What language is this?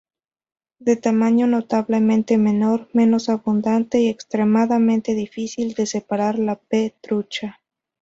Spanish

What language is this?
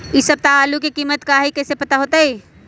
Magahi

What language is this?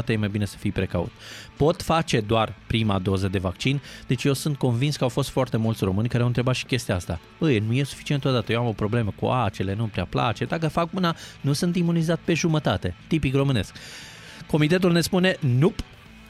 Romanian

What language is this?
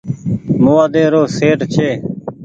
Goaria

